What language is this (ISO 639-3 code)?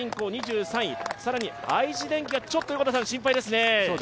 jpn